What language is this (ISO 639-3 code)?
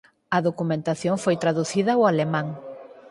glg